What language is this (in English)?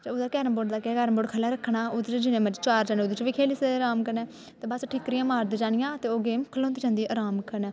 Dogri